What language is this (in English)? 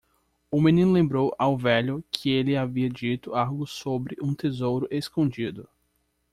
Portuguese